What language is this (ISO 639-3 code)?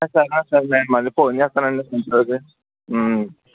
tel